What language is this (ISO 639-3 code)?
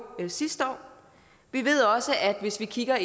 dan